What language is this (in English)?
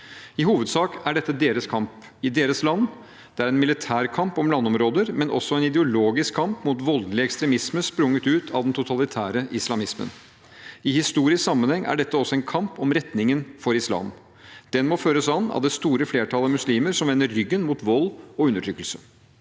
Norwegian